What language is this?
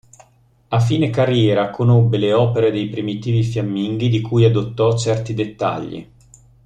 Italian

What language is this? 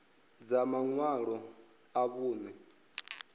Venda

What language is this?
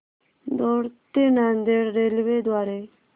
Marathi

